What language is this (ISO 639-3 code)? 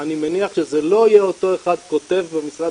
heb